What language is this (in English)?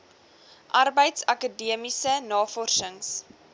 Afrikaans